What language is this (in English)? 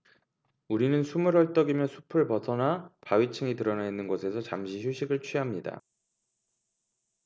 Korean